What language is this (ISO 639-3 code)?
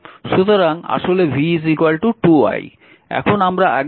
ben